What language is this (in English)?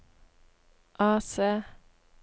Norwegian